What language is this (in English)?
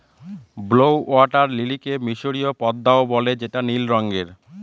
Bangla